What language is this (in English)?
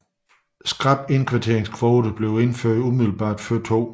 Danish